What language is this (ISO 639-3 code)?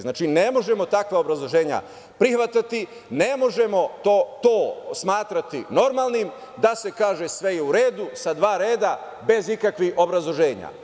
srp